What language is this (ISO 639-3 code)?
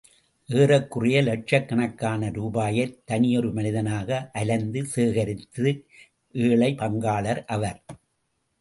tam